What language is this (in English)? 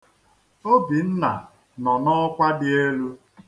Igbo